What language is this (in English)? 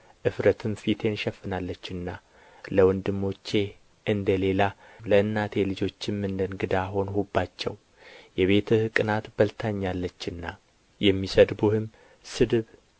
Amharic